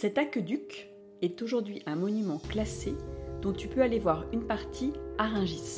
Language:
French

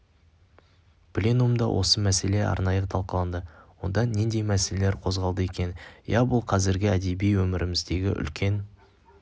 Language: Kazakh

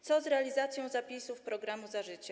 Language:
Polish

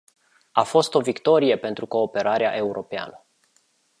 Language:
Romanian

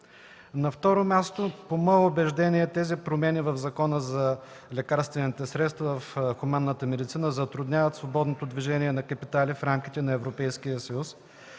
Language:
Bulgarian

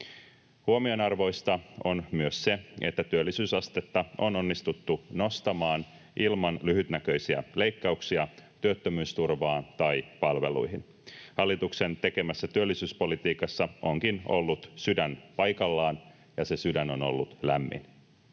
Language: Finnish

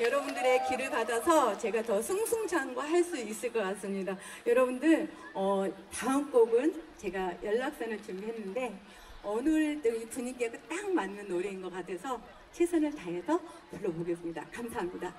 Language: Korean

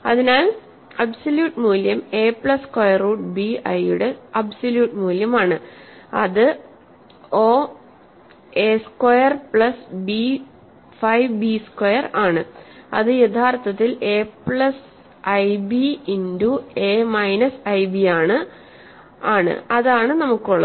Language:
Malayalam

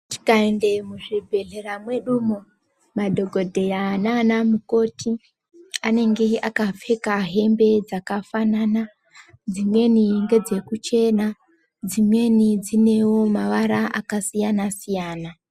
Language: Ndau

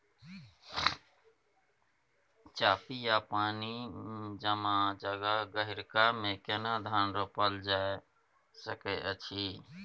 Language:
Maithili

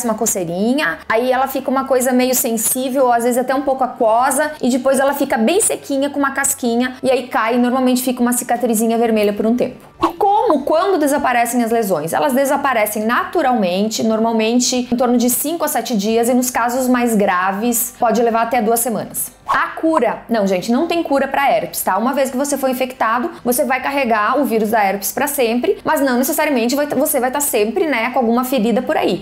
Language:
Portuguese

